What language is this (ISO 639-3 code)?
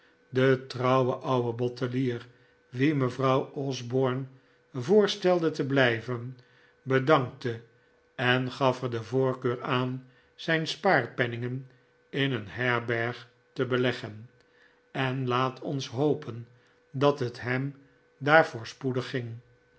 nld